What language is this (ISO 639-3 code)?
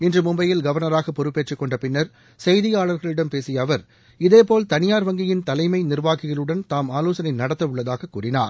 tam